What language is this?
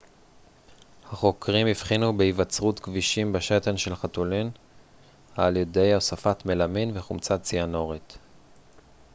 Hebrew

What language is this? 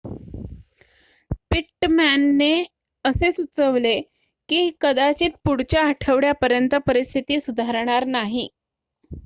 Marathi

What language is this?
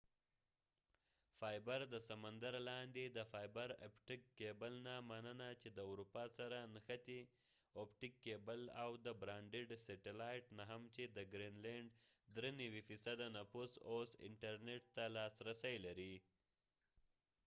Pashto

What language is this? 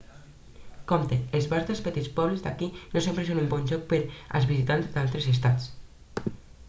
Catalan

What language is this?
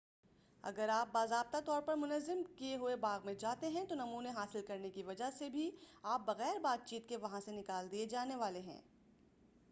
Urdu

